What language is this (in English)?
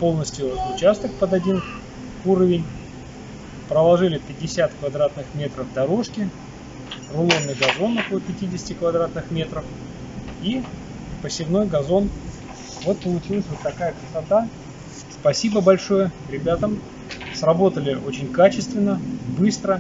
Russian